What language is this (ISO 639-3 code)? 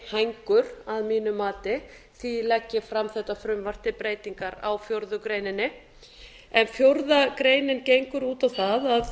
isl